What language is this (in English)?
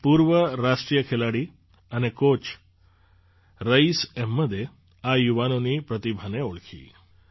Gujarati